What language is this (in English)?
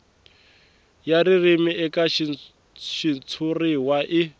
Tsonga